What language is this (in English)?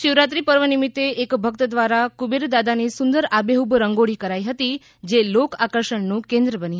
Gujarati